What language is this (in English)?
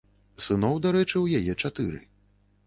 Belarusian